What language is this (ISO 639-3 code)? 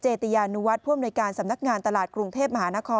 tha